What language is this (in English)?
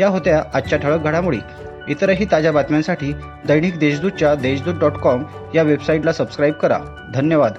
Marathi